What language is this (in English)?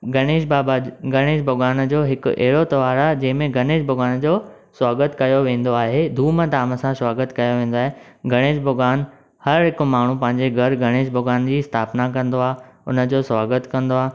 Sindhi